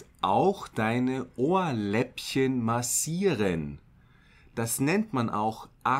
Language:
German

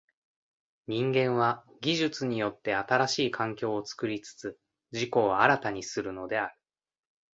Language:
Japanese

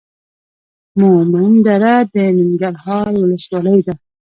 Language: Pashto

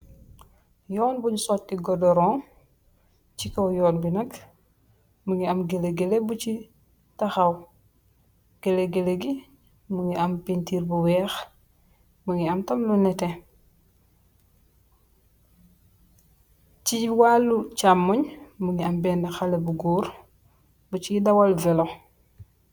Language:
Wolof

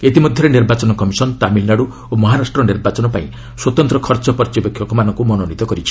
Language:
Odia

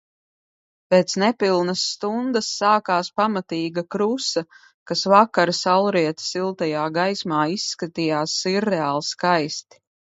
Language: Latvian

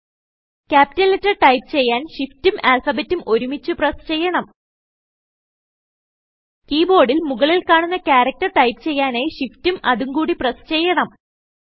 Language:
Malayalam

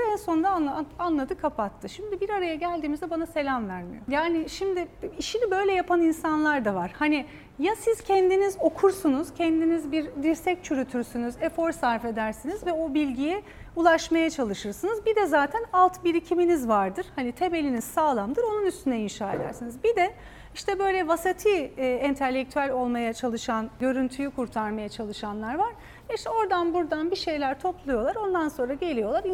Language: Turkish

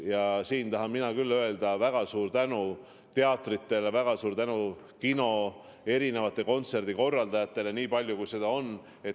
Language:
Estonian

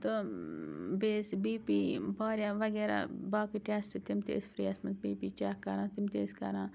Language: Kashmiri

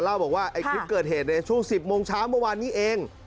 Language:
Thai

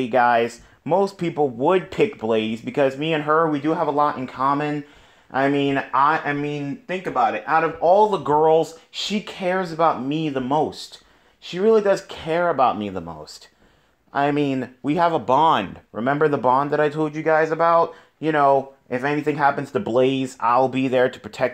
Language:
English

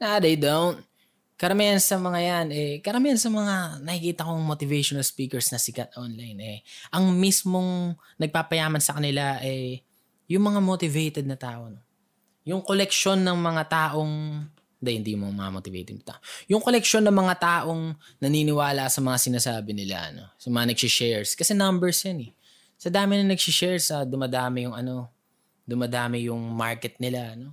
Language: Filipino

